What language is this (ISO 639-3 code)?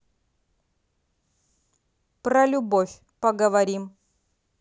rus